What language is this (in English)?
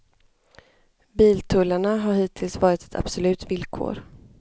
Swedish